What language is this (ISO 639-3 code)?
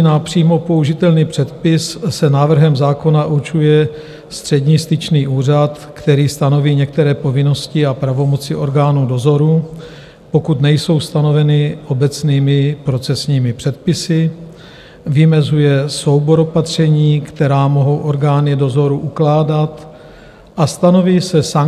ces